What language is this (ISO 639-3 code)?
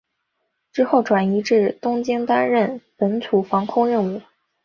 zho